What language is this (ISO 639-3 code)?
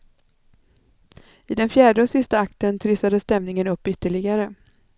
swe